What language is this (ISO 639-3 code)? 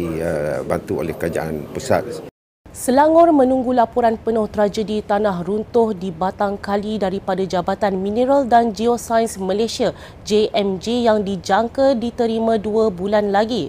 msa